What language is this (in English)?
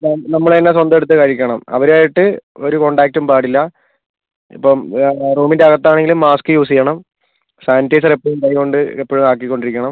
Malayalam